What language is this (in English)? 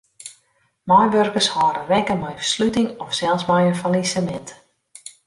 Western Frisian